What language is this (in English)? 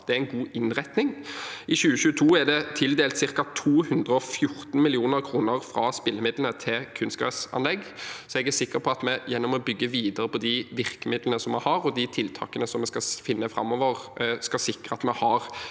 Norwegian